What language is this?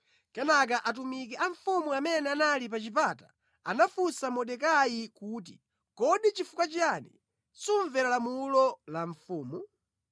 Nyanja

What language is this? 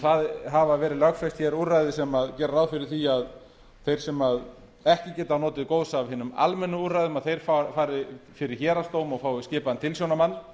Icelandic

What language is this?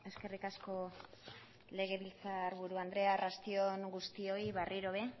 Basque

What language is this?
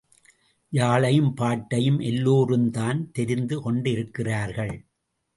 Tamil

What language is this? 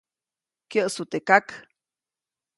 Copainalá Zoque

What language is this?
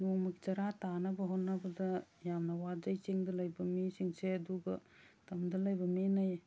Manipuri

